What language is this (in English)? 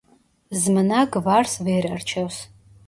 Georgian